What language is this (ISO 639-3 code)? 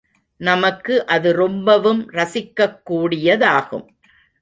tam